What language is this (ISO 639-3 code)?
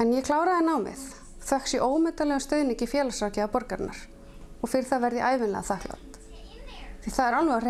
isl